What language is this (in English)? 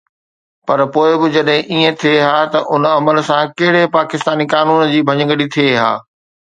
Sindhi